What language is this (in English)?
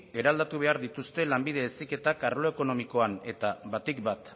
Basque